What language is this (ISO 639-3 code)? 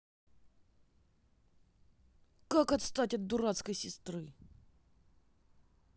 rus